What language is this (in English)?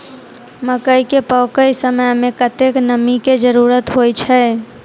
Maithili